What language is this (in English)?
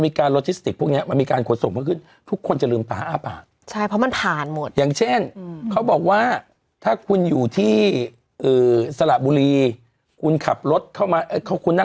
Thai